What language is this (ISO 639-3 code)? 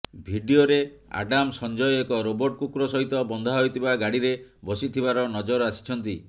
ori